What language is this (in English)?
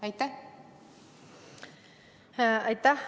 Estonian